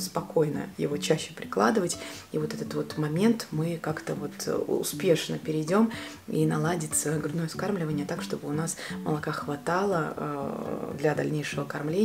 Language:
Russian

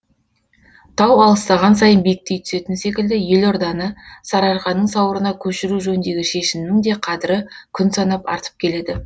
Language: Kazakh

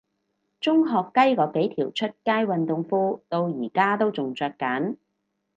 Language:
Cantonese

